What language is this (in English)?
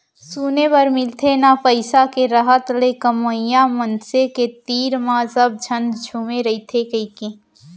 Chhattisgarhi